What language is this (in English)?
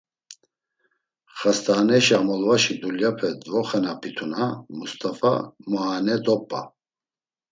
Laz